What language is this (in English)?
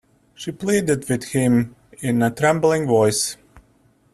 English